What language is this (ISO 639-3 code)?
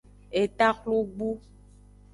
ajg